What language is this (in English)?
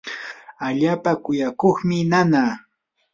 Yanahuanca Pasco Quechua